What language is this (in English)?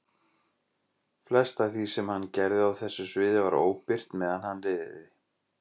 Icelandic